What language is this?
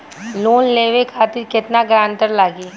Bhojpuri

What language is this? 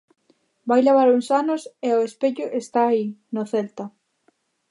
Galician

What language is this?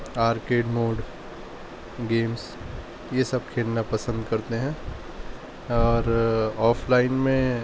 Urdu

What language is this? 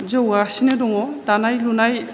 Bodo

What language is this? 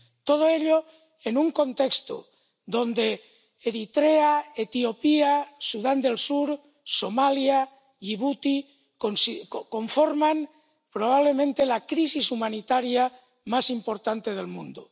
Spanish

